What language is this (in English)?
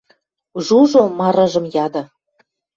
Western Mari